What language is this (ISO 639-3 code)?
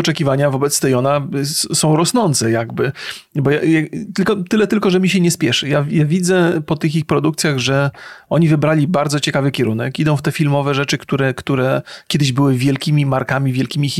pol